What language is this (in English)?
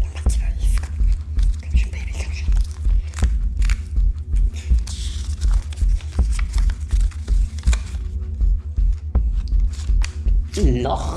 German